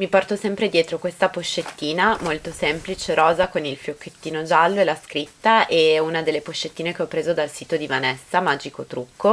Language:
Italian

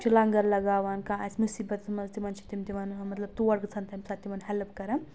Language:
Kashmiri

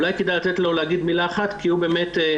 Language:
Hebrew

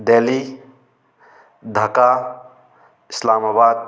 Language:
Manipuri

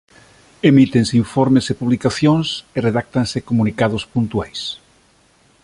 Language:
Galician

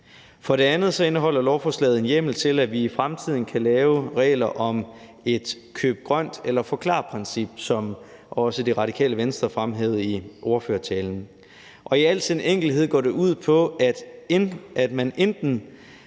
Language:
Danish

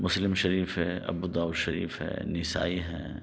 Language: Urdu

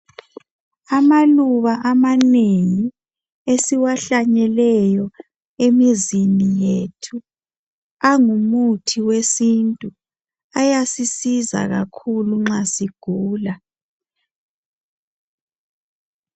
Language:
North Ndebele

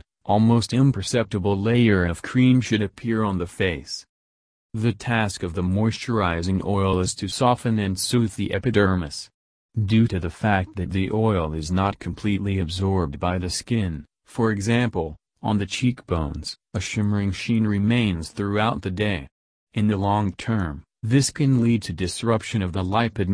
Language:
English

